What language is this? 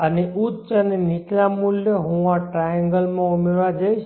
Gujarati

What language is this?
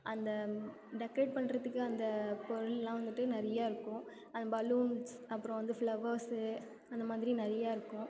Tamil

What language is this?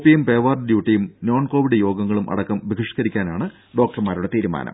Malayalam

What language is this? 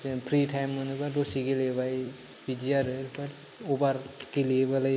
Bodo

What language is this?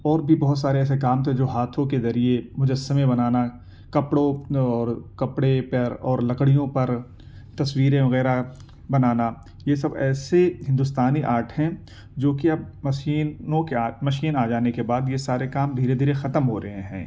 Urdu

